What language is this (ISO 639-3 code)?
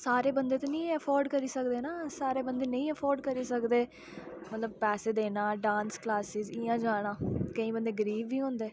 doi